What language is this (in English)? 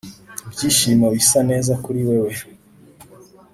Kinyarwanda